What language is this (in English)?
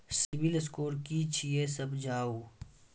Maithili